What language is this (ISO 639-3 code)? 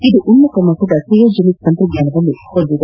kan